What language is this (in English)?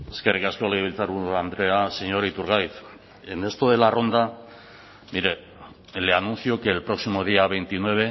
Spanish